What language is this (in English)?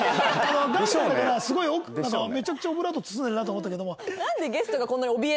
Japanese